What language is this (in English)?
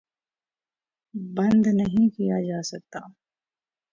Urdu